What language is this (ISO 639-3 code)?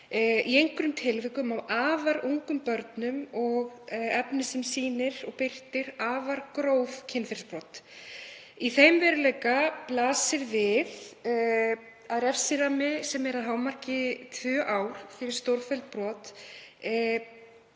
isl